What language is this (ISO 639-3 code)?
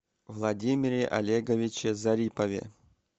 rus